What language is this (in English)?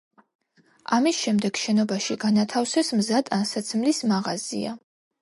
Georgian